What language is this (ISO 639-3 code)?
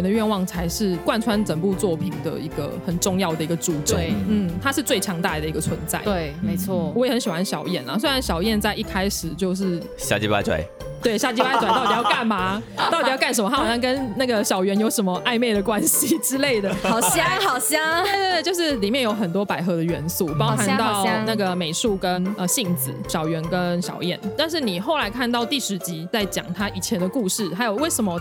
zho